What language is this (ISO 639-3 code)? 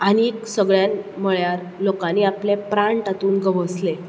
kok